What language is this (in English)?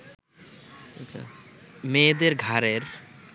Bangla